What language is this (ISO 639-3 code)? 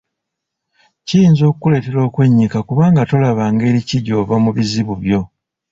lug